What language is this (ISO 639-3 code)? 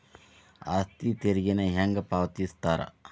kan